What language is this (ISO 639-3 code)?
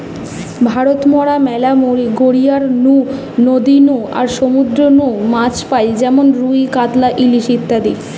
ben